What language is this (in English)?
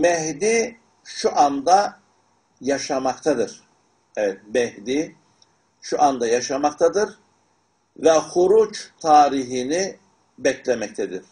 Turkish